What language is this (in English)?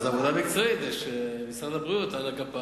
Hebrew